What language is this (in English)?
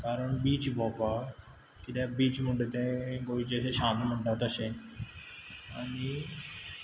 Konkani